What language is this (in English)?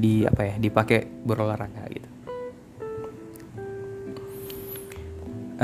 Indonesian